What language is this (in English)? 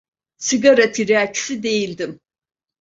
Turkish